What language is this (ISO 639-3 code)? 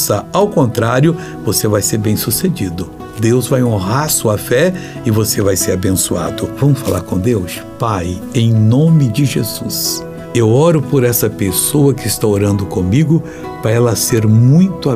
por